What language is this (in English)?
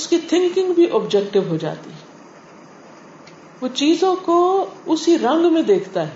Urdu